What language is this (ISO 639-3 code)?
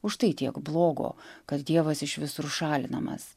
lit